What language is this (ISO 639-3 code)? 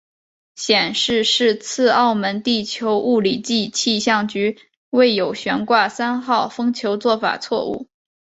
zho